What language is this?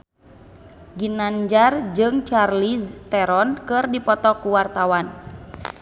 Sundanese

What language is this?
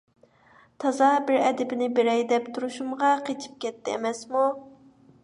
Uyghur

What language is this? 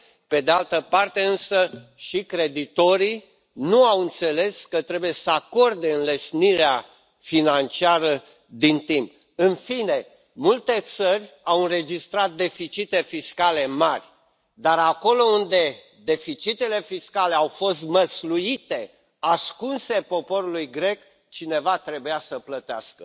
Romanian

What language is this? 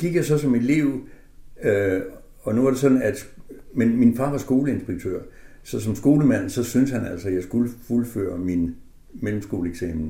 Danish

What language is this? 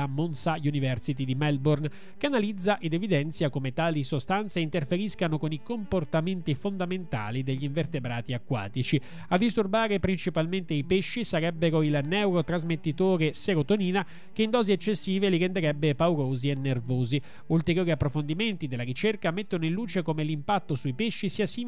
Italian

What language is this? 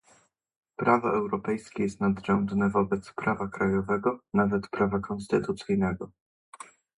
Polish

